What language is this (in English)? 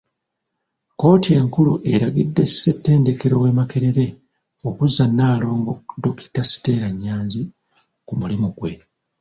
Ganda